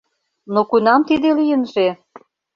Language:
Mari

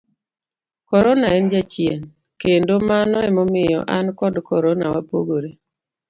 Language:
Luo (Kenya and Tanzania)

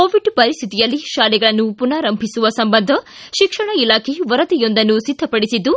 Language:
Kannada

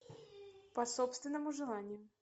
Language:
Russian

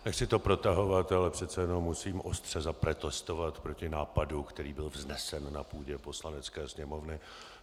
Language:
Czech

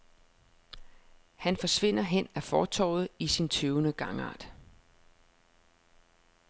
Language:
Danish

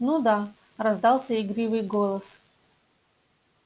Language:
Russian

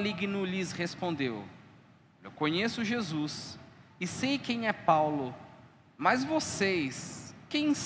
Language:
Portuguese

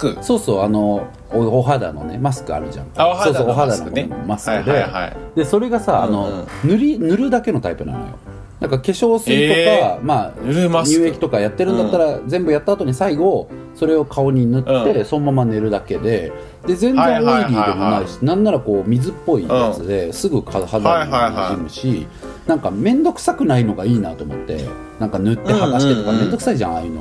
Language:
Japanese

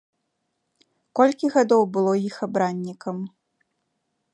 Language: Belarusian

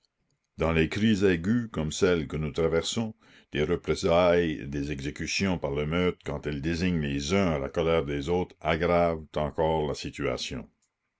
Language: French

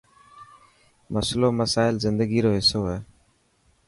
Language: Dhatki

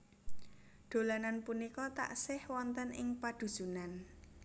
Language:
Javanese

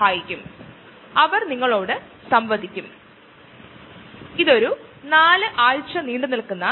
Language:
Malayalam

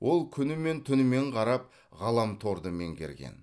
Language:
Kazakh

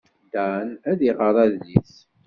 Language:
Kabyle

